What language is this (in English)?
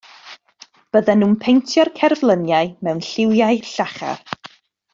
Welsh